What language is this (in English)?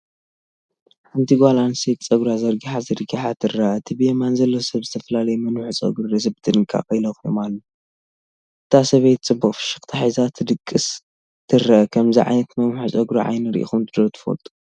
Tigrinya